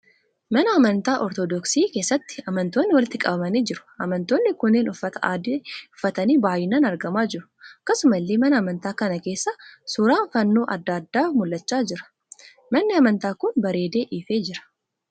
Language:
Oromo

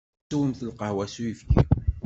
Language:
Kabyle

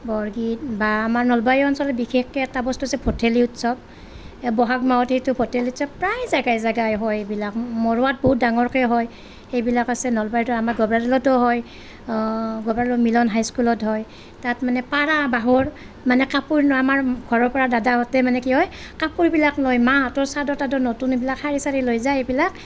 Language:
Assamese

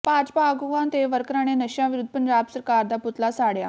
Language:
Punjabi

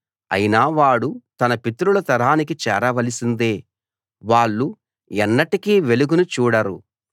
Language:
Telugu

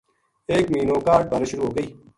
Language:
Gujari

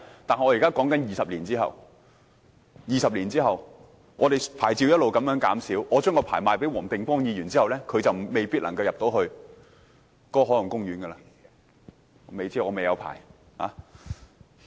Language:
Cantonese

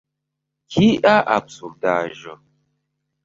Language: Esperanto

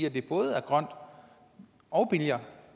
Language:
Danish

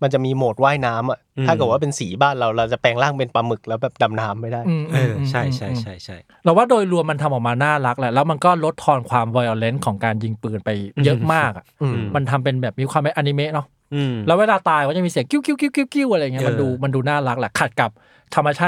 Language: Thai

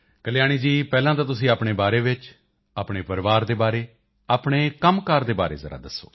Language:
Punjabi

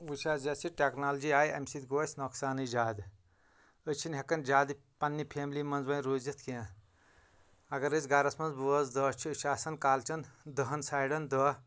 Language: Kashmiri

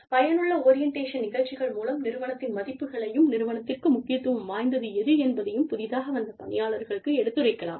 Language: Tamil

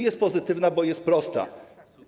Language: Polish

